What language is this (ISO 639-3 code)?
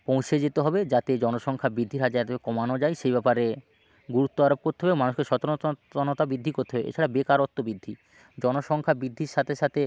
ben